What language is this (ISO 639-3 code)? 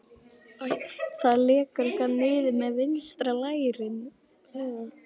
isl